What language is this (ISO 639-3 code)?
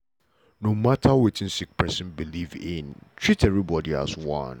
pcm